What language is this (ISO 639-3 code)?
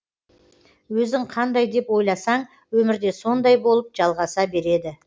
kaz